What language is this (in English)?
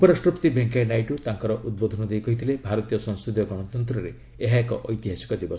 Odia